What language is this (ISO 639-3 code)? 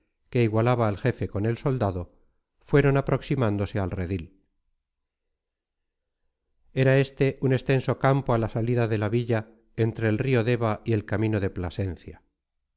spa